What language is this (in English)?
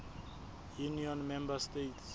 Southern Sotho